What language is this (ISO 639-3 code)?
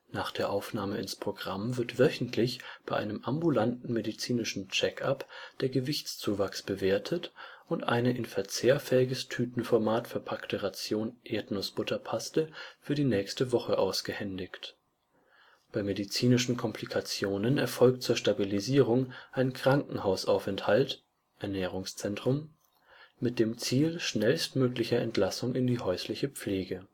deu